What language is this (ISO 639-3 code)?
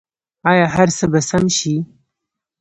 pus